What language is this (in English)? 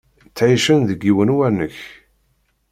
Kabyle